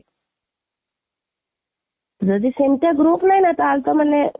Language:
Odia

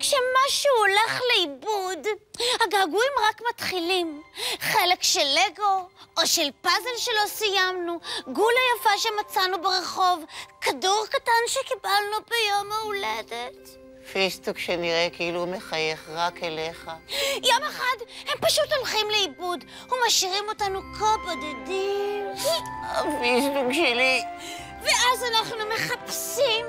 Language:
Hebrew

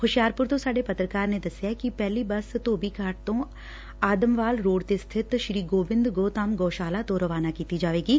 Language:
Punjabi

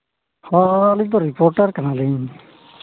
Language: Santali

